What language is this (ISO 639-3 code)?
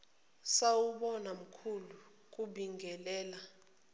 zul